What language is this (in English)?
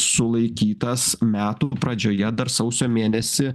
Lithuanian